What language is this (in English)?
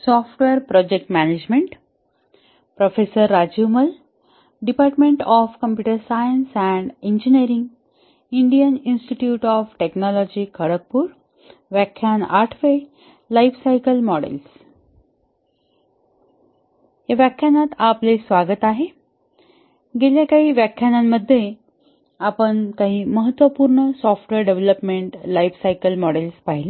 Marathi